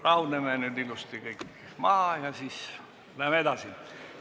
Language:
Estonian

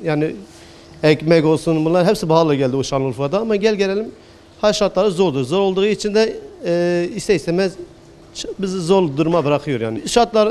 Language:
Turkish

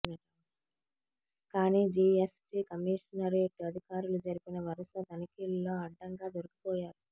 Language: Telugu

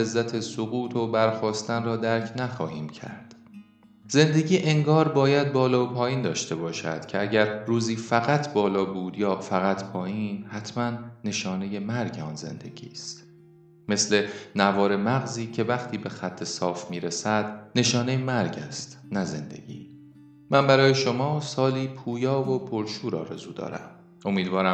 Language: Persian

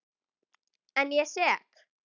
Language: Icelandic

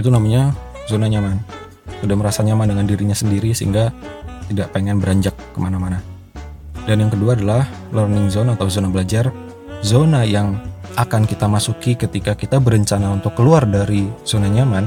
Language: Indonesian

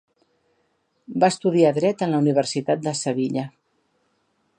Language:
Catalan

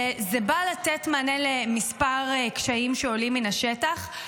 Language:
Hebrew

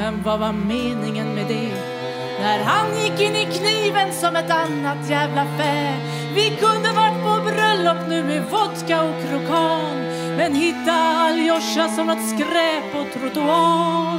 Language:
Swedish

